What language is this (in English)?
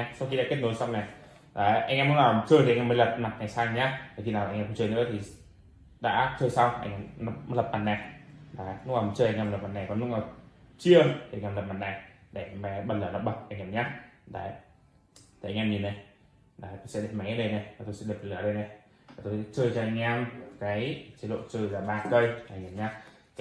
Vietnamese